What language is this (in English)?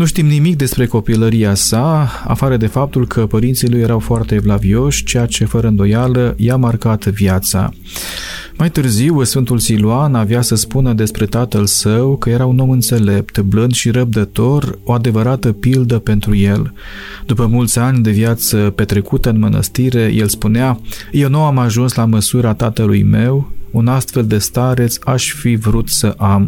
Romanian